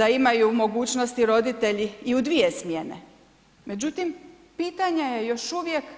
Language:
Croatian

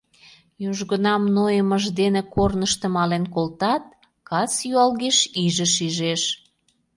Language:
Mari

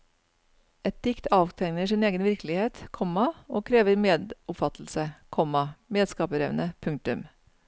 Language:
Norwegian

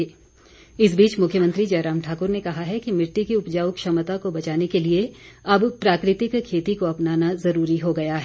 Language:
Hindi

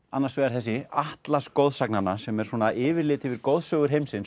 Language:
Icelandic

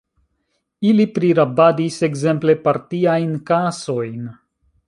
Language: Esperanto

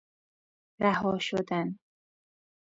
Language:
Persian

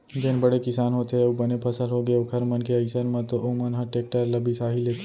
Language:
Chhattisgarhi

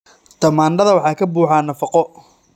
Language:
Somali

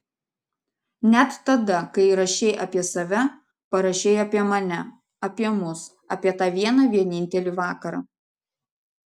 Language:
Lithuanian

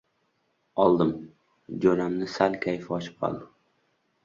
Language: Uzbek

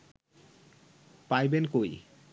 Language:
Bangla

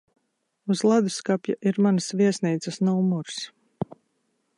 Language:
Latvian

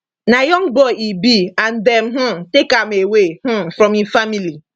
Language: Nigerian Pidgin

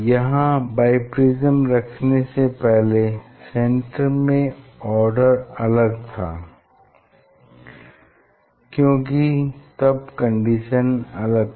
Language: Hindi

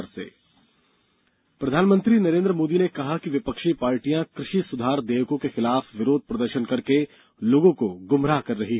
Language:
Hindi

